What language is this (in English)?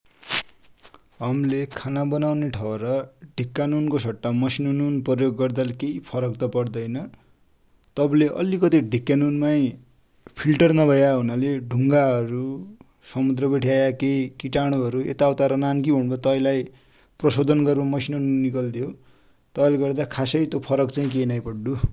Dotyali